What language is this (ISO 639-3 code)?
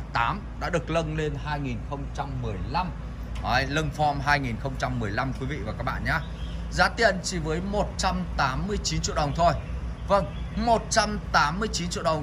vie